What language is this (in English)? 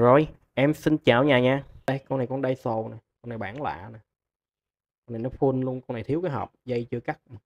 Vietnamese